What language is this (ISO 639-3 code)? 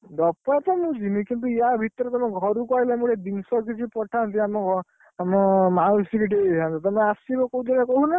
ori